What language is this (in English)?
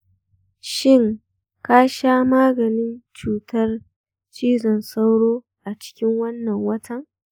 Hausa